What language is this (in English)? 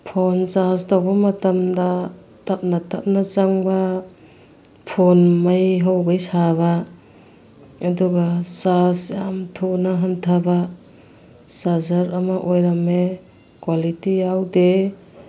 Manipuri